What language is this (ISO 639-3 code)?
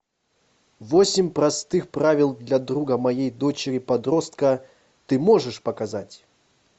rus